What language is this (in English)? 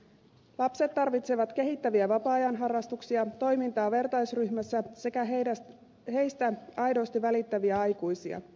Finnish